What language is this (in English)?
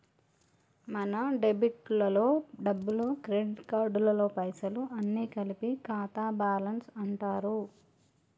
Telugu